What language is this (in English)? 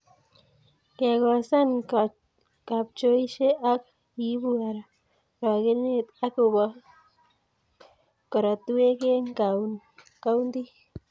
Kalenjin